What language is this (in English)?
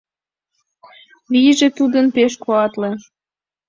Mari